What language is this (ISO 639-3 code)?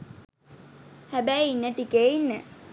sin